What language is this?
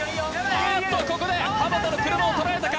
Japanese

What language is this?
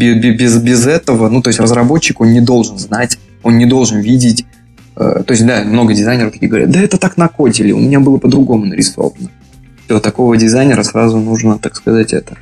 Russian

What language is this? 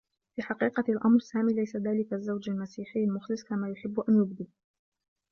Arabic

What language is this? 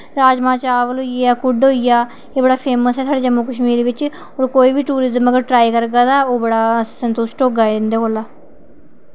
Dogri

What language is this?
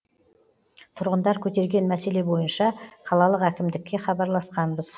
Kazakh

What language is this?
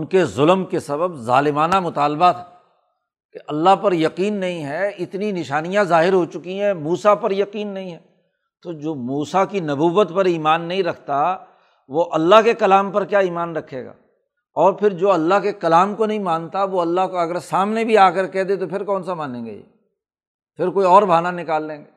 Urdu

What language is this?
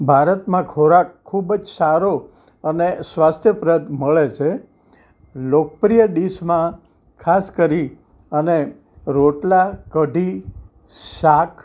Gujarati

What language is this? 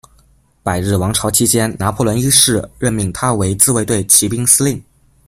Chinese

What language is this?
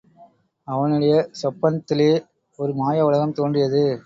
Tamil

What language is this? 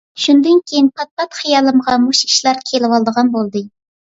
Uyghur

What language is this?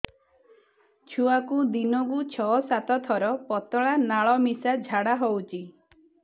Odia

